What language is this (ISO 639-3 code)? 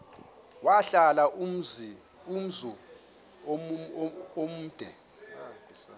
xho